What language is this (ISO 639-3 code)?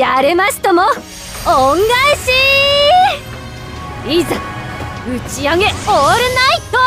jpn